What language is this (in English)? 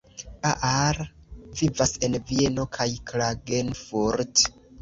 Esperanto